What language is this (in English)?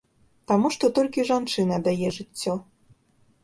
Belarusian